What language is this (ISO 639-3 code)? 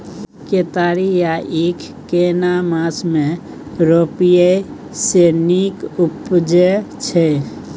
mai